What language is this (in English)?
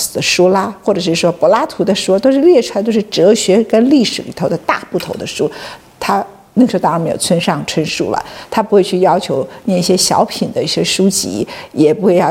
Chinese